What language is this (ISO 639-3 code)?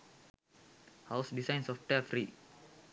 sin